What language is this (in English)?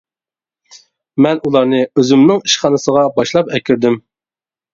Uyghur